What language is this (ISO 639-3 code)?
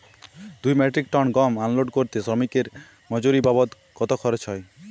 ben